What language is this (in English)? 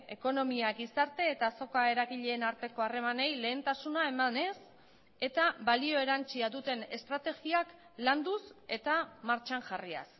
Basque